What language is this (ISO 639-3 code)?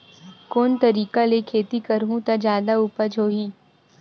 hne